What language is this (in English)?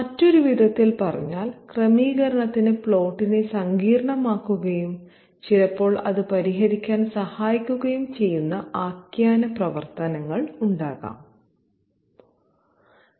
Malayalam